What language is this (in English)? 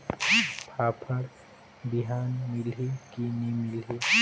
Chhattisgarhi